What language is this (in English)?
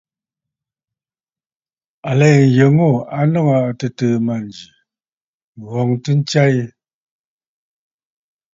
Bafut